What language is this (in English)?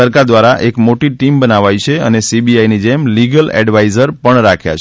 Gujarati